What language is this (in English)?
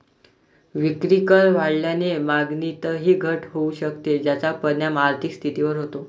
Marathi